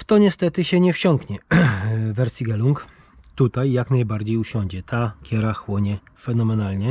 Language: Polish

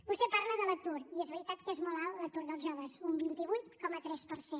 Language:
Catalan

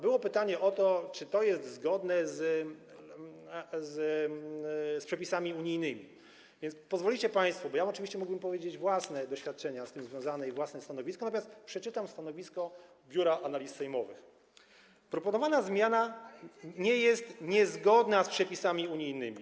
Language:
Polish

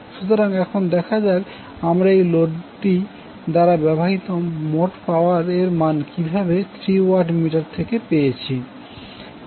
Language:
Bangla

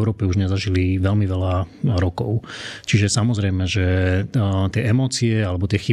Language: Slovak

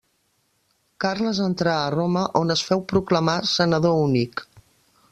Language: Catalan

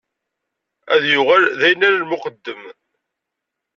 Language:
Kabyle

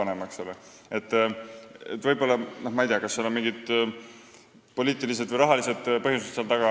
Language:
Estonian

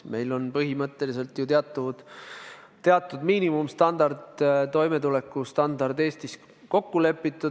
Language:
Estonian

